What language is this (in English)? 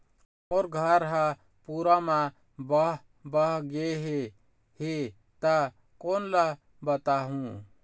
Chhattisgarhi